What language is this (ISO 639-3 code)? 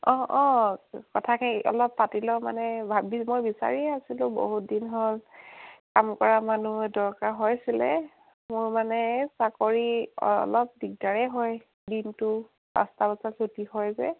asm